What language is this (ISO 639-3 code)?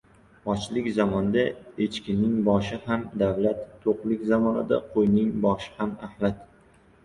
uzb